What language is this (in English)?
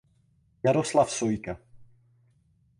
Czech